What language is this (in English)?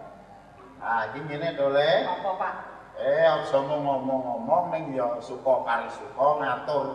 Indonesian